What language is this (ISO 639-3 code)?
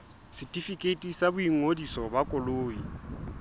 sot